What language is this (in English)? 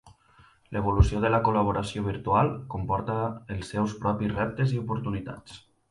Catalan